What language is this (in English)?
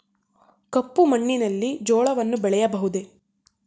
Kannada